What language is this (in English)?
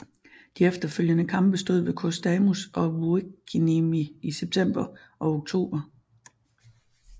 Danish